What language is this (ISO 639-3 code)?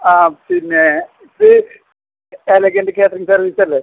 mal